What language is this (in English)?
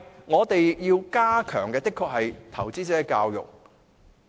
Cantonese